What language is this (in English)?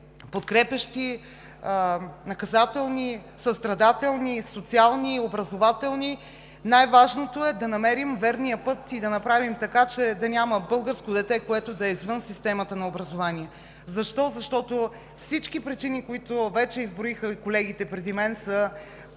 Bulgarian